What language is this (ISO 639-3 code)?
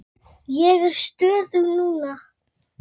isl